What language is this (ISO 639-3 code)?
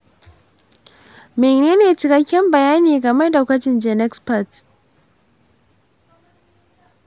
hau